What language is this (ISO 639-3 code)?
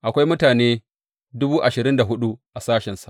hau